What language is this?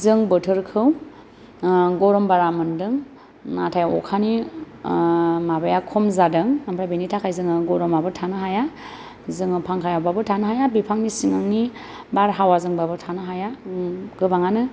Bodo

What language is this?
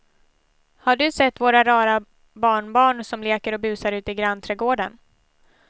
Swedish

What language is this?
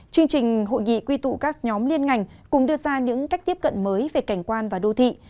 Vietnamese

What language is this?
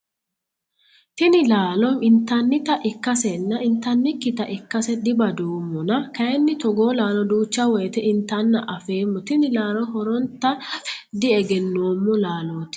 Sidamo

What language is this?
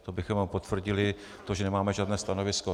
Czech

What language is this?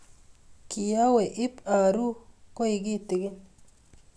Kalenjin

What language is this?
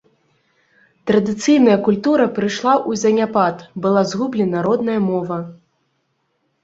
Belarusian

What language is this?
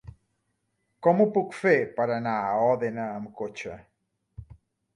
Catalan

